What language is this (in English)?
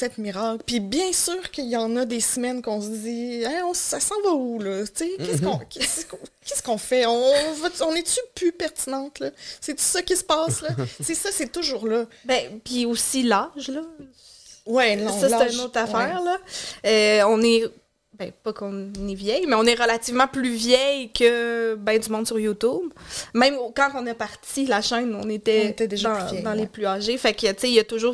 French